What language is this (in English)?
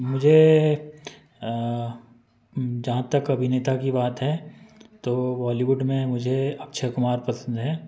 Hindi